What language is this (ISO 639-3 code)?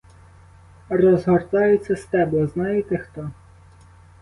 ukr